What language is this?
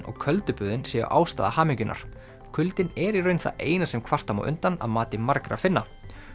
Icelandic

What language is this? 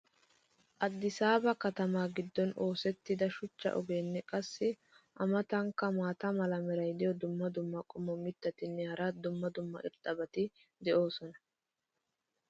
Wolaytta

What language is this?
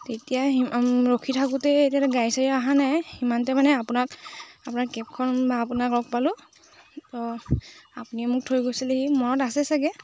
Assamese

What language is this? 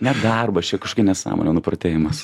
Lithuanian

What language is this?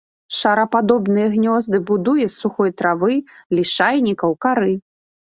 Belarusian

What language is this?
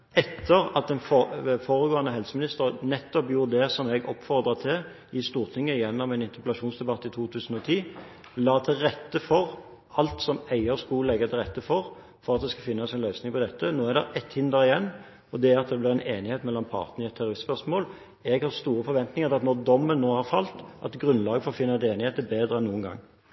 Norwegian Bokmål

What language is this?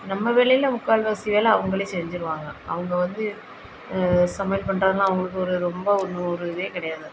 Tamil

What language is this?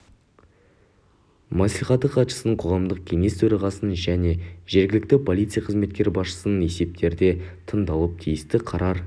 Kazakh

